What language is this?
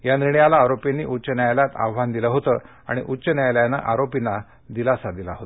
Marathi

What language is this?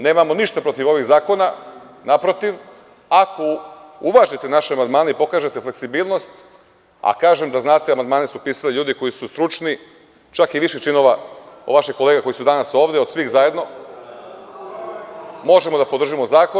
Serbian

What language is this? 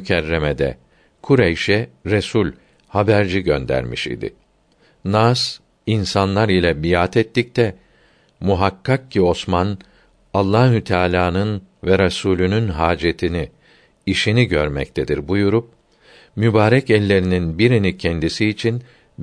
Turkish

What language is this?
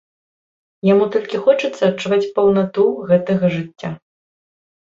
Belarusian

